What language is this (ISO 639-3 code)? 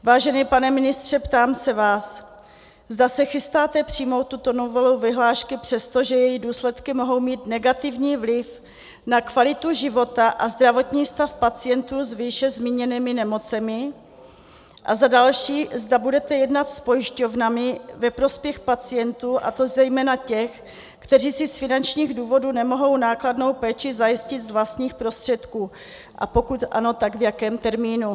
ces